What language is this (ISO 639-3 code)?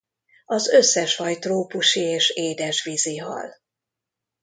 hun